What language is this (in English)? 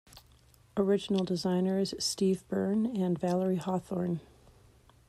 English